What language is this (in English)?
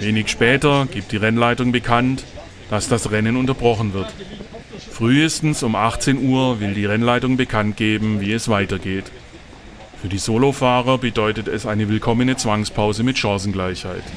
German